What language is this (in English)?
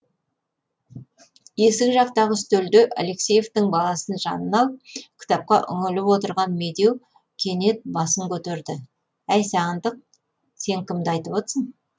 Kazakh